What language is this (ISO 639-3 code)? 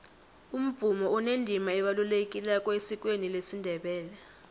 nbl